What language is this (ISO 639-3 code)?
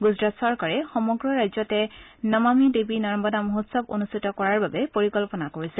asm